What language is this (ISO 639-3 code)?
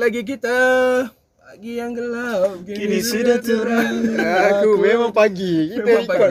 msa